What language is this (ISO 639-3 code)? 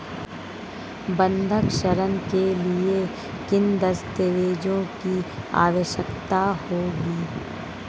hin